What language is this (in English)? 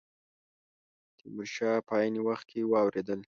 Pashto